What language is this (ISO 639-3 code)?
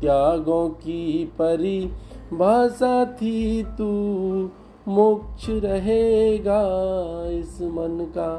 hin